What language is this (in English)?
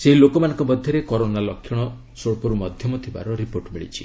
Odia